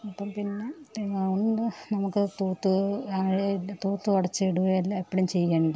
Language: Malayalam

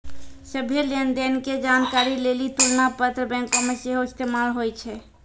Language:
Maithili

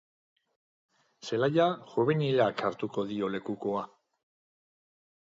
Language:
Basque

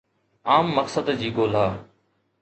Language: Sindhi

